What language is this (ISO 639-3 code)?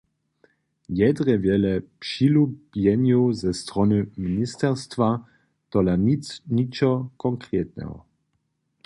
hsb